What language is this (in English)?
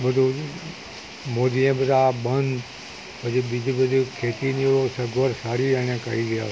Gujarati